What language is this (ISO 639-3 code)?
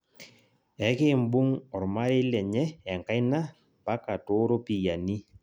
mas